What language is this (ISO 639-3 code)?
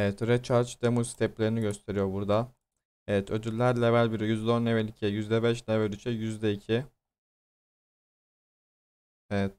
tur